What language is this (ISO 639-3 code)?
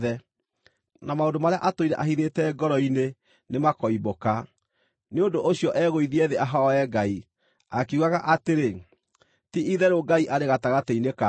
kik